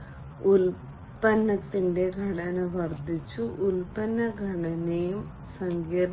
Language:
Malayalam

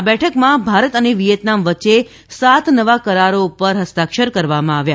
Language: Gujarati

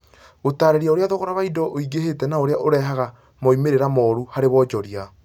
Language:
Kikuyu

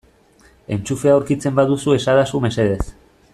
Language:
Basque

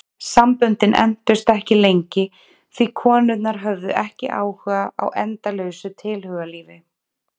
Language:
Icelandic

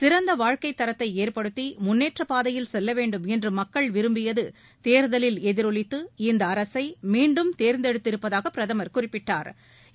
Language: Tamil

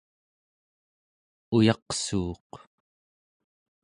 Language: Central Yupik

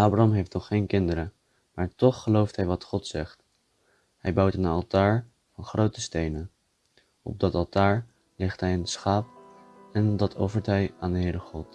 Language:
Dutch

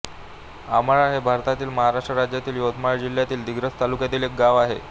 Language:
Marathi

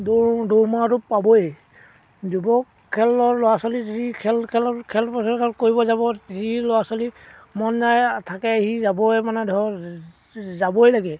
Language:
Assamese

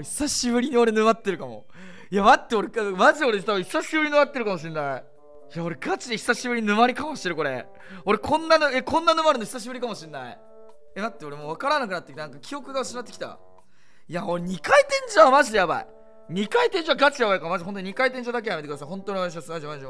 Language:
Japanese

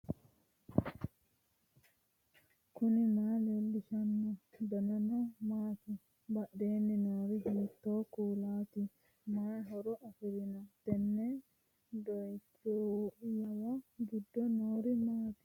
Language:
Sidamo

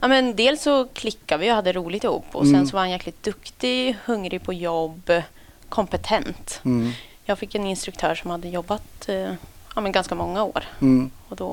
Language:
Swedish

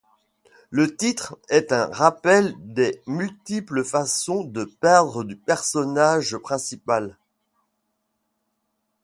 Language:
French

